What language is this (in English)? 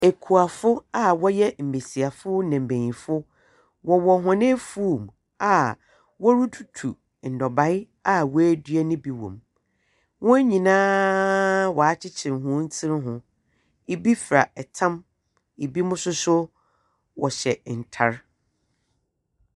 Akan